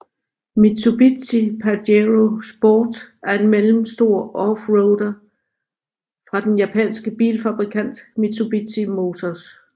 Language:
Danish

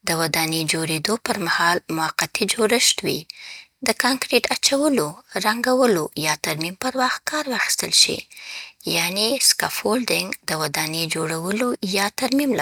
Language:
Southern Pashto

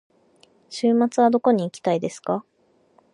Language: Japanese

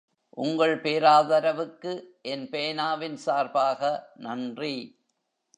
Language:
Tamil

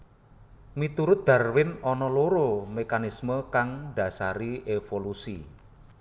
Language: Javanese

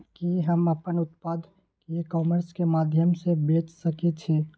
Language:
Maithili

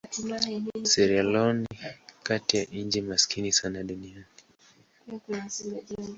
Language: Swahili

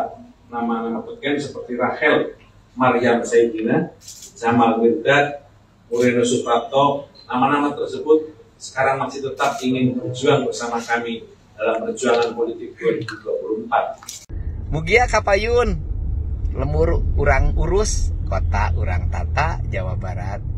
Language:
Indonesian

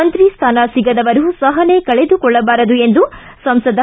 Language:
Kannada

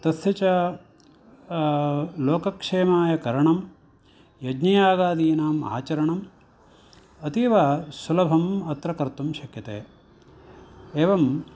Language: Sanskrit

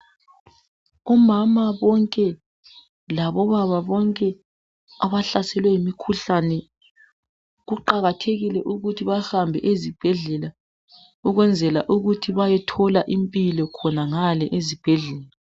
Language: North Ndebele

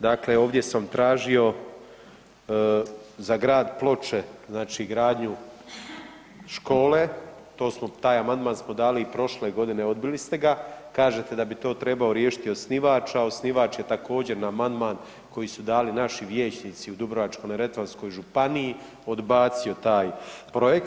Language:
Croatian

